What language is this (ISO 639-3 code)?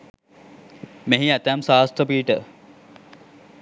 sin